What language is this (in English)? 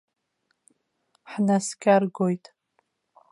Abkhazian